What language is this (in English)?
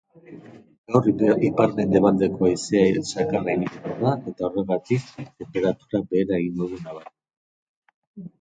Basque